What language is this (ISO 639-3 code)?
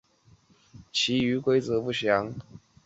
zho